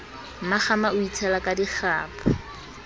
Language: Southern Sotho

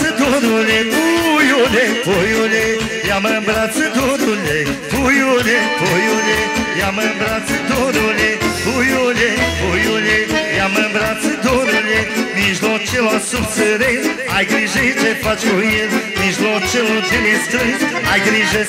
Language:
Romanian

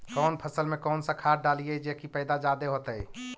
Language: Magahi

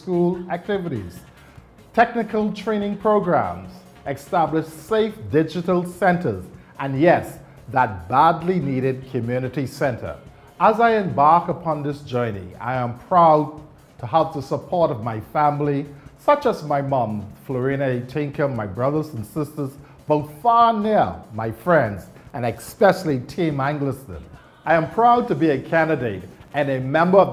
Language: English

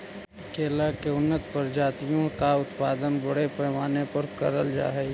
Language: Magahi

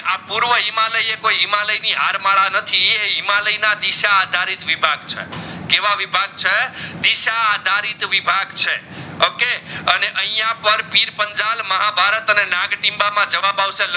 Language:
Gujarati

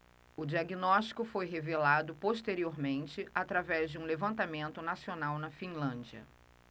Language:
Portuguese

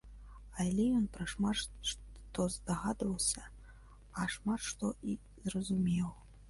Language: Belarusian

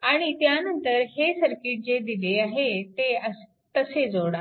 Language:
Marathi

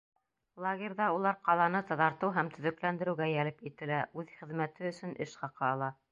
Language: Bashkir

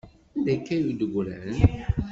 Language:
Kabyle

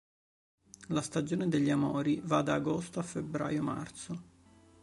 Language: Italian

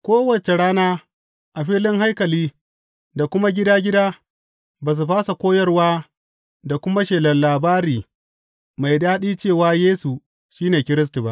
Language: Hausa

